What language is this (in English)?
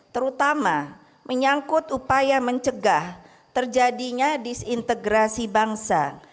Indonesian